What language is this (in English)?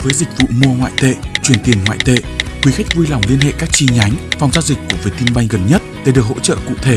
Vietnamese